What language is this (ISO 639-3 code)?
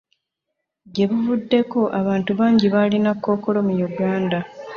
lug